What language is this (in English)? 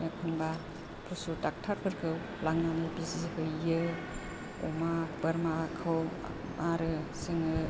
Bodo